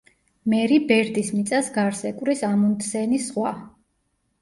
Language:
Georgian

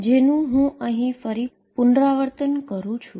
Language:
Gujarati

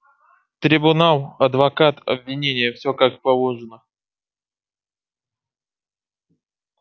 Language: Russian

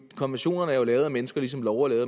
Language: Danish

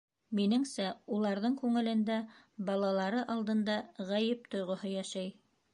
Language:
Bashkir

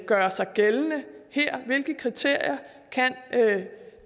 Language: Danish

